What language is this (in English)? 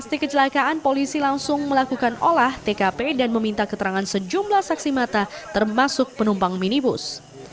Indonesian